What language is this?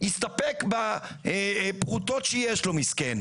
Hebrew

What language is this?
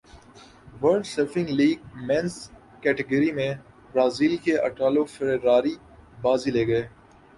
Urdu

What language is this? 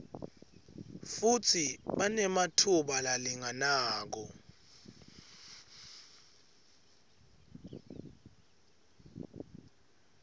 Swati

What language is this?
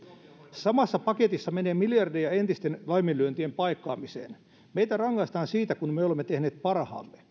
Finnish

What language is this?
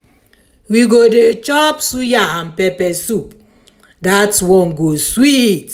Nigerian Pidgin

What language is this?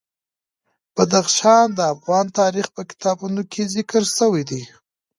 Pashto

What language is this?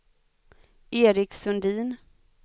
Swedish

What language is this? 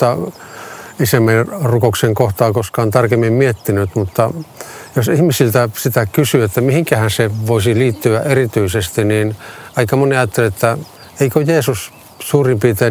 Finnish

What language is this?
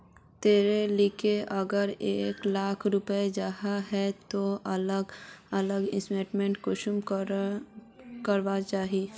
Magahi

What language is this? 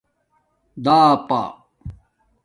Domaaki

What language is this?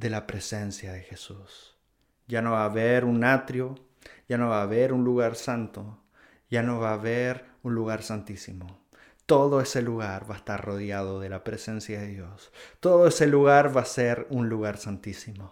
Spanish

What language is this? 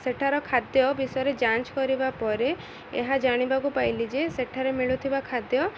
Odia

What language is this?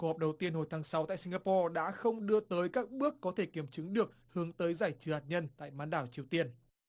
Vietnamese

